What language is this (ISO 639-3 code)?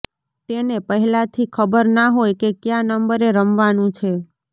guj